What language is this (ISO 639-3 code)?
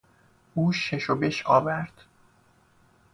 fas